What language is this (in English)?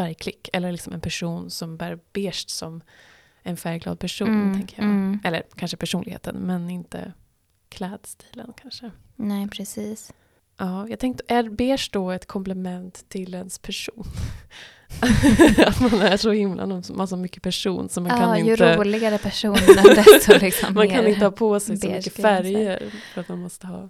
Swedish